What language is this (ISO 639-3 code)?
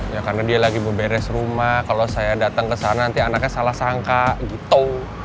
ind